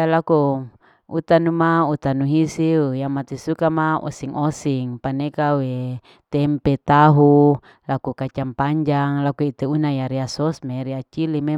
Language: Larike-Wakasihu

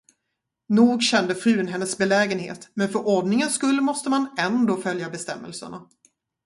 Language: Swedish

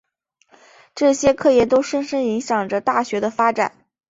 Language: Chinese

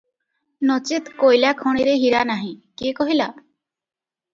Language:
Odia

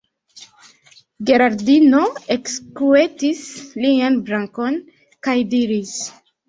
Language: Esperanto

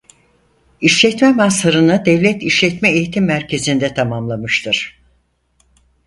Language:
Turkish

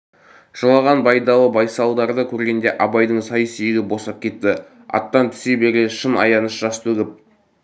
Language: Kazakh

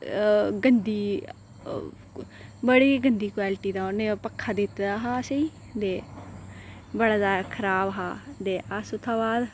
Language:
Dogri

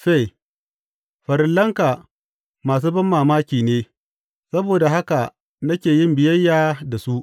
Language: Hausa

